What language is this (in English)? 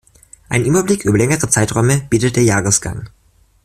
German